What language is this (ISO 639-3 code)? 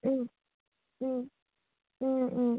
asm